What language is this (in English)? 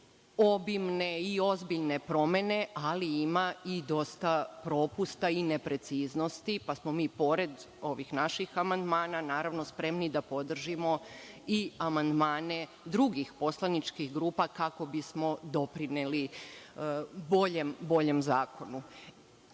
Serbian